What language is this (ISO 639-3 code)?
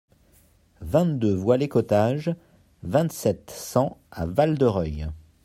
fra